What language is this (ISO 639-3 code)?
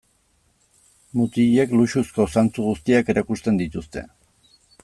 eus